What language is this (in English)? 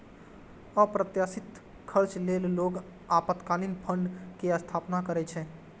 Maithili